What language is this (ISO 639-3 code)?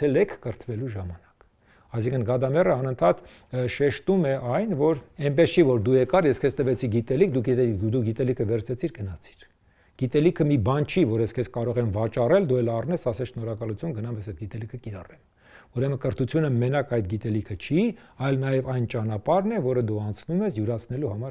ron